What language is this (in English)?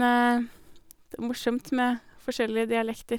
Norwegian